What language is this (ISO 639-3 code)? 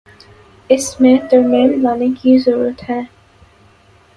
urd